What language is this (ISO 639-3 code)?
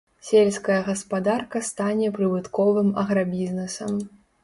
bel